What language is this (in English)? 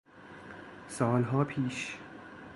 Persian